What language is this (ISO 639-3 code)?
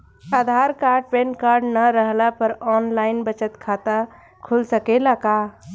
bho